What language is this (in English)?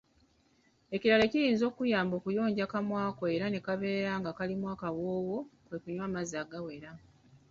Ganda